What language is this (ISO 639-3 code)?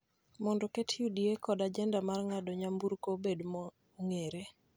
luo